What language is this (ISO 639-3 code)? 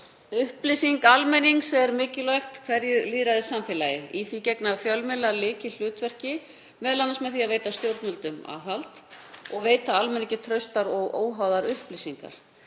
isl